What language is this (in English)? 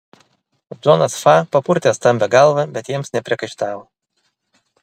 Lithuanian